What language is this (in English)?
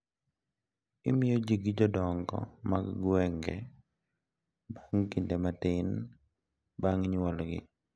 Luo (Kenya and Tanzania)